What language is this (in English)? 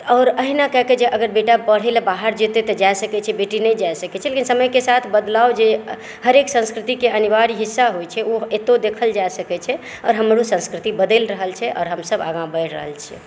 Maithili